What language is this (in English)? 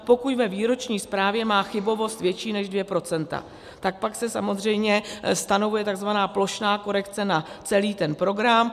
Czech